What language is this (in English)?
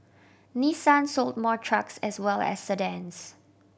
English